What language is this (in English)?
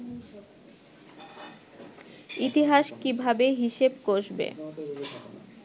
Bangla